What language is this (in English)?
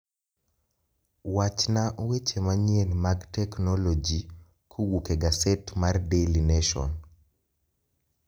Luo (Kenya and Tanzania)